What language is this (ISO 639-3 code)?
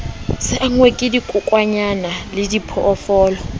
sot